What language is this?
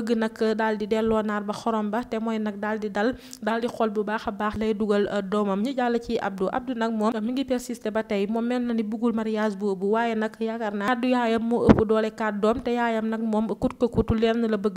Indonesian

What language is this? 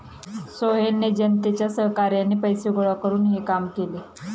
Marathi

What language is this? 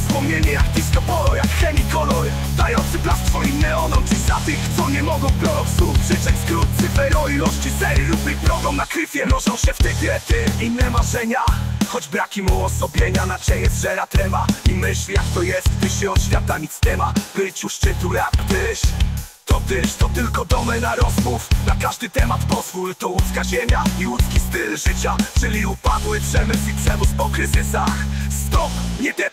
Polish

